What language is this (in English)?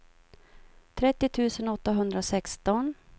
Swedish